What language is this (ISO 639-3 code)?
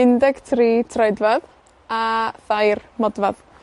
cym